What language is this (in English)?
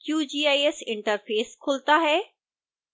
Hindi